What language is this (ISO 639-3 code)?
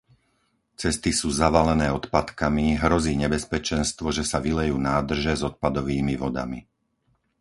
slk